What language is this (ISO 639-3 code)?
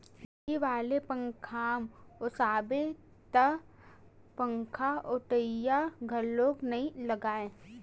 hne